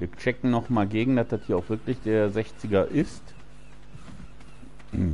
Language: German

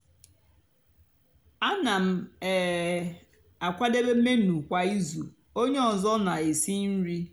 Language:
Igbo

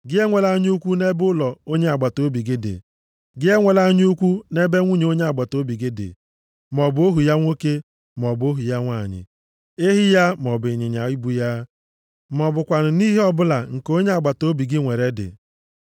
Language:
Igbo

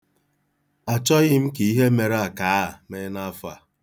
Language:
Igbo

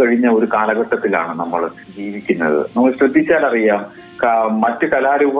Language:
Malayalam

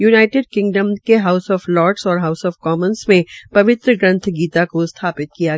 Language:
Hindi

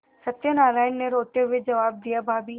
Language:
Hindi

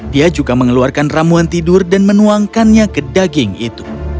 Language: Indonesian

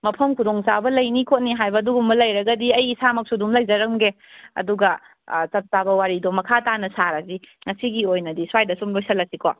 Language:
Manipuri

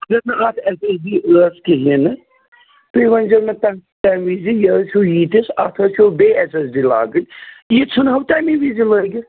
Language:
Kashmiri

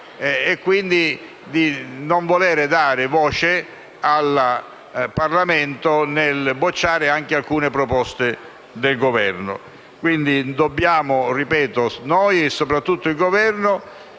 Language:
Italian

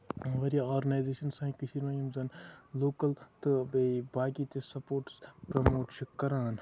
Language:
Kashmiri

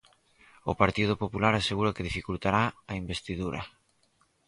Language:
Galician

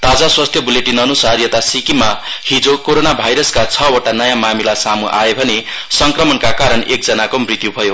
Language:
Nepali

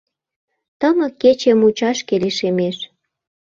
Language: Mari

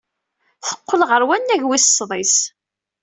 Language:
Kabyle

